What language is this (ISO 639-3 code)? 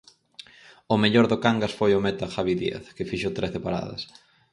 glg